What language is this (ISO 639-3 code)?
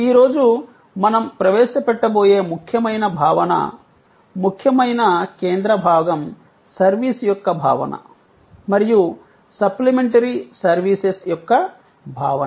tel